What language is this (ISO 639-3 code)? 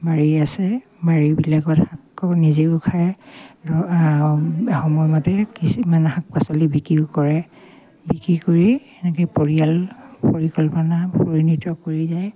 asm